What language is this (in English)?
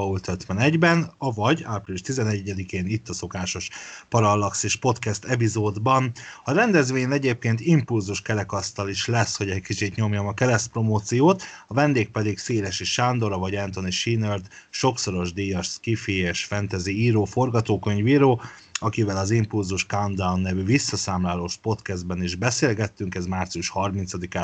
Hungarian